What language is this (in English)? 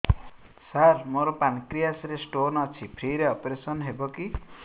Odia